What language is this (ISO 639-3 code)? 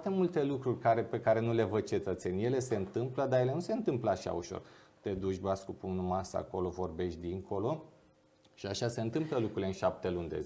ron